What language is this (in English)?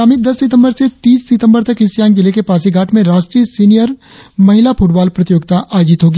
Hindi